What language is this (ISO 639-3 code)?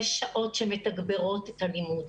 heb